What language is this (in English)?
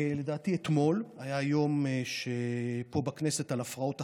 Hebrew